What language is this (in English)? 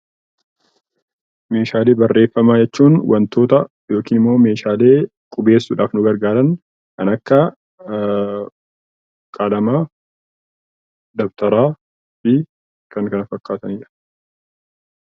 Oromo